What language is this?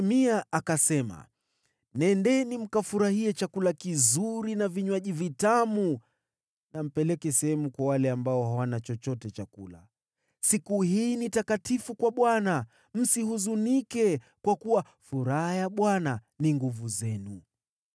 Swahili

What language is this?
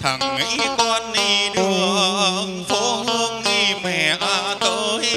Vietnamese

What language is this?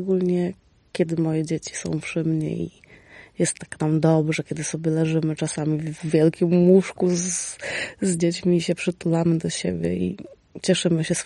Polish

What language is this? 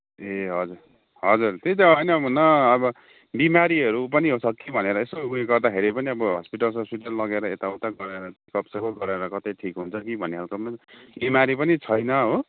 Nepali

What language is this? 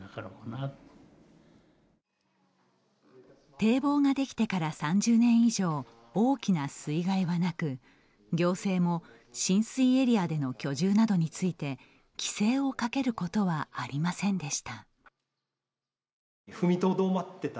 Japanese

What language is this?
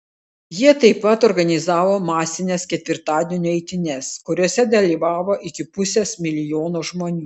Lithuanian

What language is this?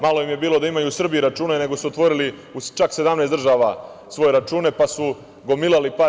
Serbian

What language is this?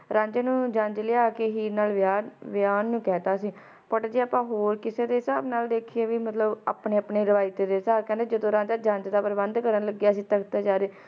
Punjabi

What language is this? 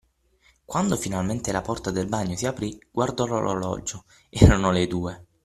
Italian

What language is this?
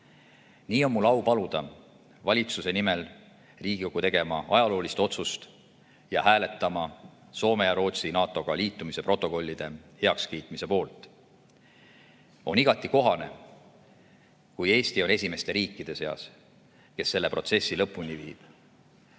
Estonian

